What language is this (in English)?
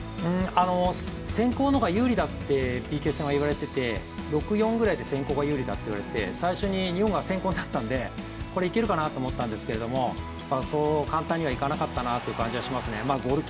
Japanese